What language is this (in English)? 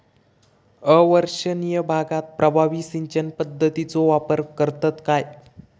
Marathi